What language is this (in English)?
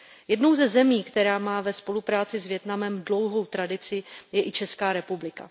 Czech